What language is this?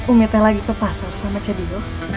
Indonesian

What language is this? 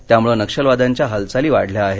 Marathi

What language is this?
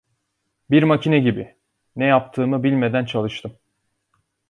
Turkish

